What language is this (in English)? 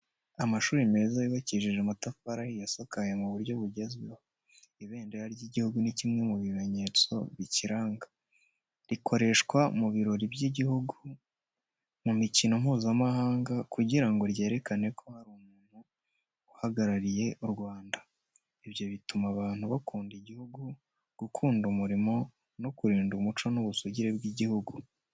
Kinyarwanda